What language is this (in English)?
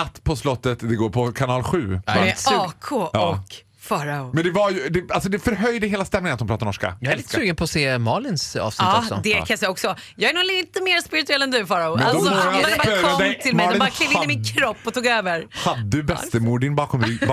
Swedish